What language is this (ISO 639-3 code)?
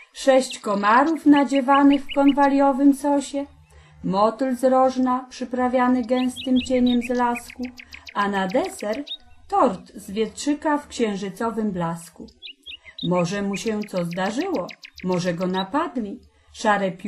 pol